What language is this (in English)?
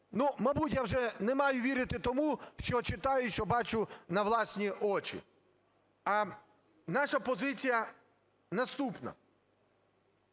Ukrainian